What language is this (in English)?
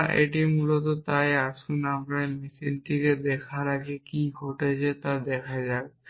Bangla